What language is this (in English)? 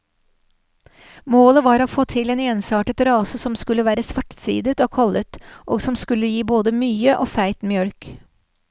Norwegian